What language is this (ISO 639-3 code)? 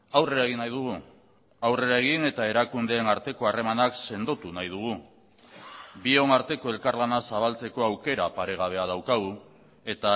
eus